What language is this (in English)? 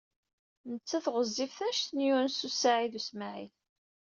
Kabyle